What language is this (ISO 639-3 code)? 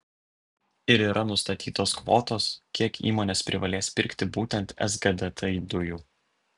lit